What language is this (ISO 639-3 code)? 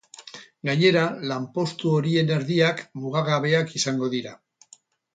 eus